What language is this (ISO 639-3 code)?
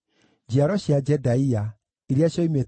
kik